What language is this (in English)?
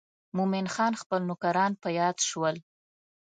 Pashto